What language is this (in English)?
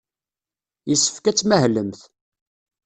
Kabyle